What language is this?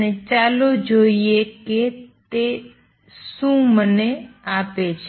Gujarati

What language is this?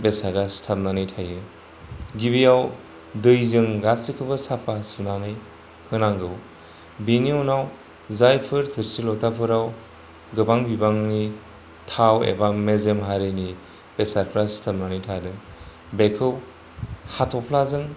Bodo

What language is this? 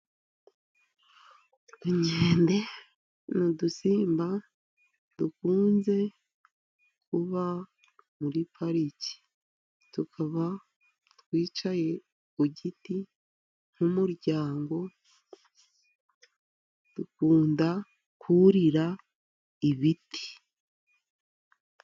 Kinyarwanda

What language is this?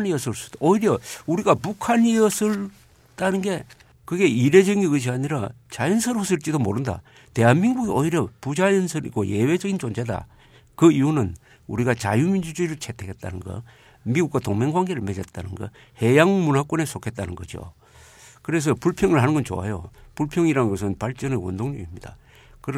Korean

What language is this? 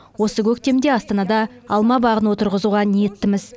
Kazakh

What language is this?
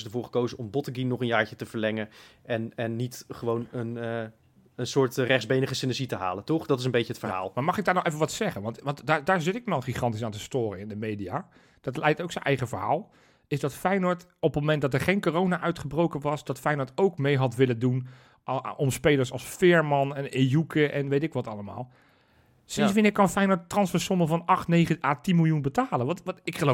Dutch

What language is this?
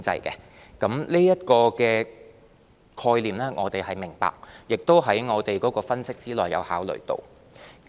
Cantonese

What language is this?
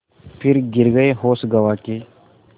Hindi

